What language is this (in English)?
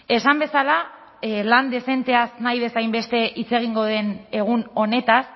Basque